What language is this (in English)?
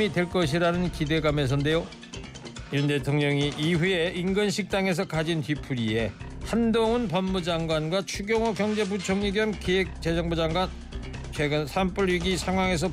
Korean